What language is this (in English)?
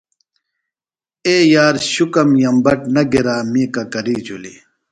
Phalura